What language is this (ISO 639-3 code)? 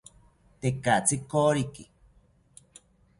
cpy